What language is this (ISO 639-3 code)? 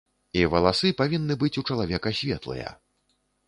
bel